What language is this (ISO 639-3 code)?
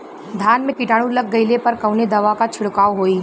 bho